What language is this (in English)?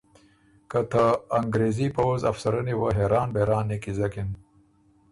Ormuri